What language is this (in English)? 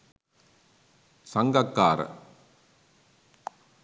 Sinhala